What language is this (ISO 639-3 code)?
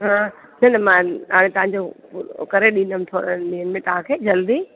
snd